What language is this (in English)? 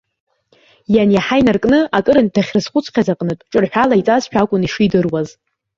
Abkhazian